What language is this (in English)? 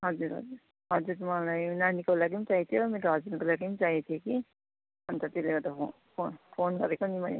Nepali